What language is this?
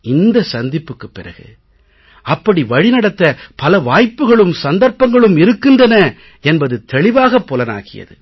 Tamil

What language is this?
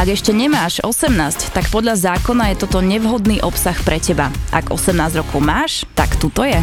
Slovak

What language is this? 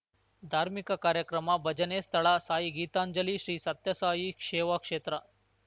Kannada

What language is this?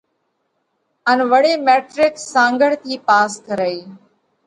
Parkari Koli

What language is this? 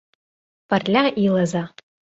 Mari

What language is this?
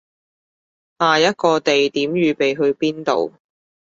Cantonese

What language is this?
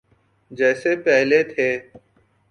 Urdu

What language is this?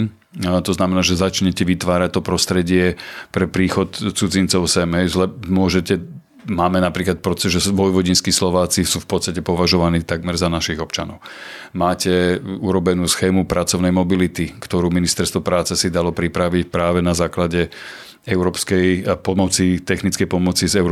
Slovak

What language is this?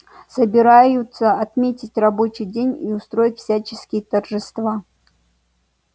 Russian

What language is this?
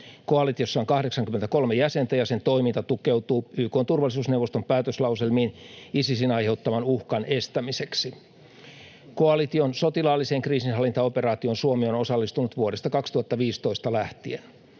Finnish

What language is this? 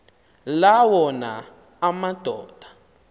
Xhosa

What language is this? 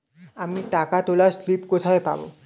Bangla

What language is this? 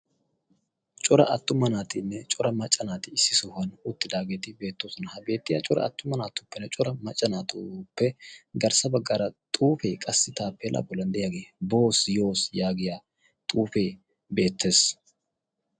Wolaytta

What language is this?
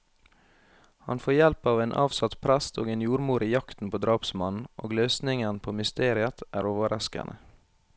Norwegian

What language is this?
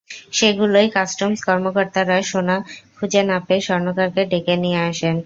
Bangla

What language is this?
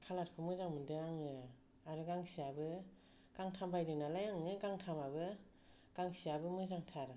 Bodo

